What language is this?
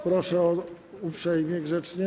Polish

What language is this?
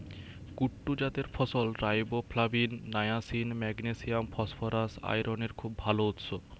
Bangla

